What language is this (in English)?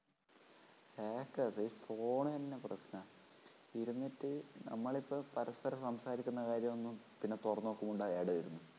Malayalam